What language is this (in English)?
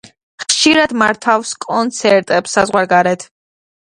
Georgian